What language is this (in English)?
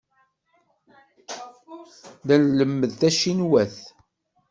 Kabyle